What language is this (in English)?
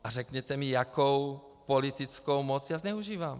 Czech